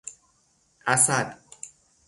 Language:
Persian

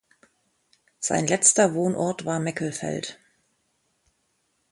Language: German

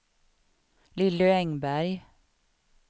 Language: Swedish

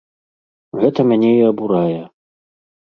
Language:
Belarusian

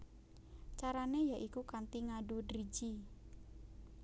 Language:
Javanese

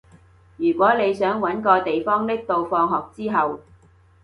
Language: Cantonese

